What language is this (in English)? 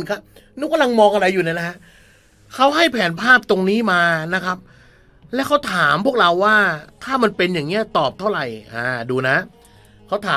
Thai